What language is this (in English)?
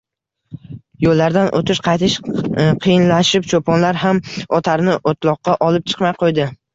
Uzbek